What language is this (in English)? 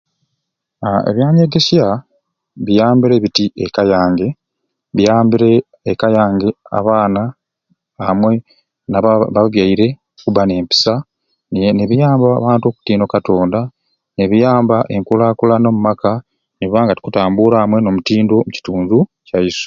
Ruuli